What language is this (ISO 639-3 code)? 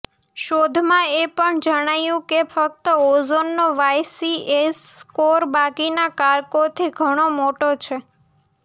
guj